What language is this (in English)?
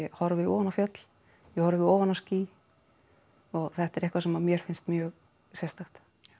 Icelandic